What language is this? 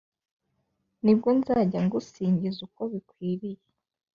Kinyarwanda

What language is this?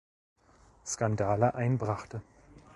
German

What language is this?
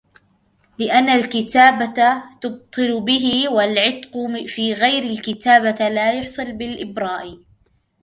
Arabic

